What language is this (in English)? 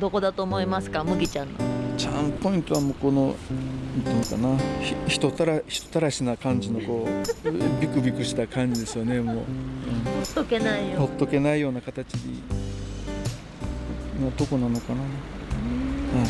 Japanese